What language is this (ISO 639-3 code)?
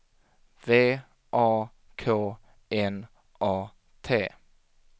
swe